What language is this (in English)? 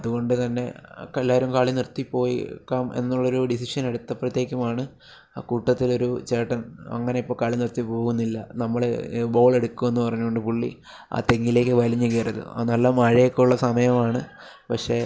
Malayalam